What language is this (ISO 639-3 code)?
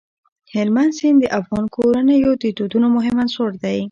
pus